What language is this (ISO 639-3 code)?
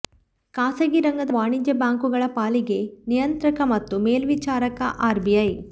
kan